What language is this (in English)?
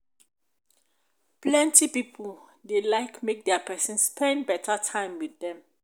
Nigerian Pidgin